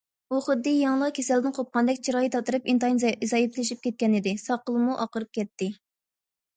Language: Uyghur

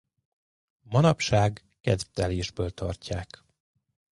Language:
Hungarian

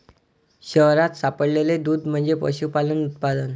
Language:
Marathi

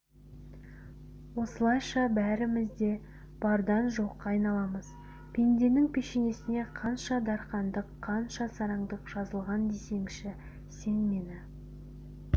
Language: Kazakh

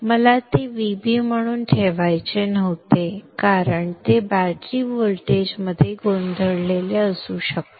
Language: Marathi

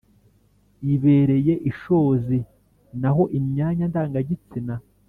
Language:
Kinyarwanda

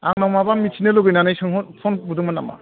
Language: Bodo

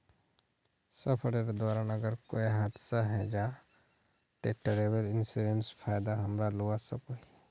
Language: Magahi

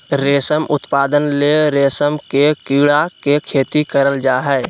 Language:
Magahi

